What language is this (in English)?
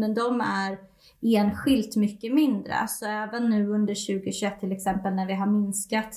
Swedish